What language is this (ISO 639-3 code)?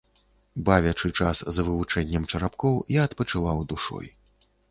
bel